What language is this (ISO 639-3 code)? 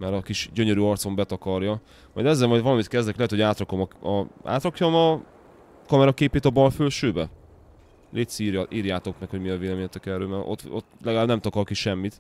hun